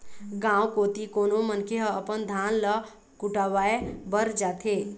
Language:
Chhattisgarhi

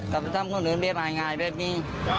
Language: Thai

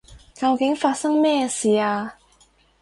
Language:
Cantonese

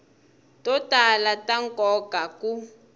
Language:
Tsonga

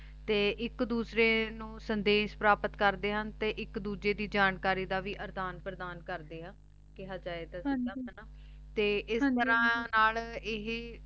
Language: Punjabi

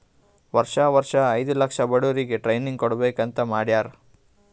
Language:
Kannada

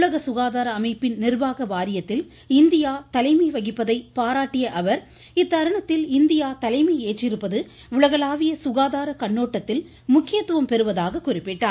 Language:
Tamil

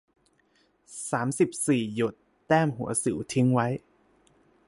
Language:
Thai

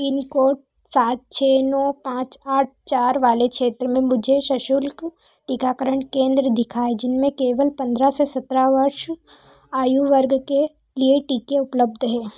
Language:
Hindi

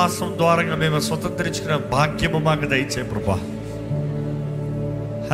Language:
Telugu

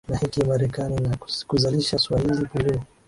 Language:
Swahili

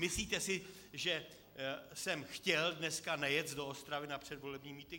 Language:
Czech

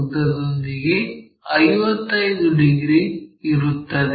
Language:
Kannada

